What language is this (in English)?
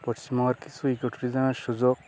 Bangla